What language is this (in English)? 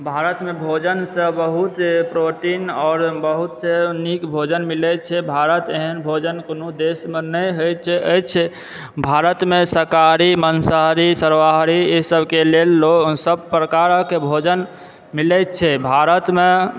Maithili